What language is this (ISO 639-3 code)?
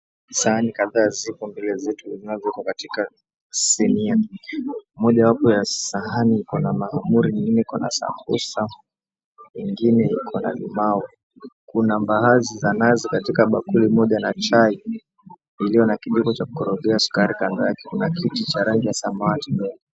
swa